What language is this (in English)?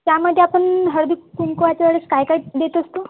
Marathi